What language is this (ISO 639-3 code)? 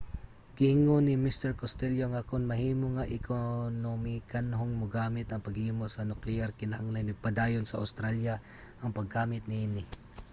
ceb